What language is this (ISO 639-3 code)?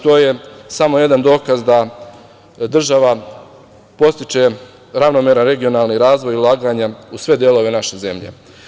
srp